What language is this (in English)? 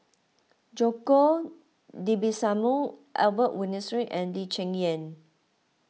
English